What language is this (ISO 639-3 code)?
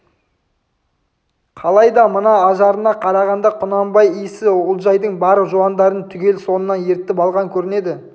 kaz